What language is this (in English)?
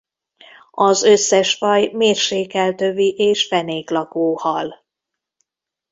Hungarian